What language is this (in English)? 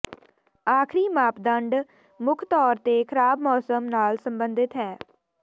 Punjabi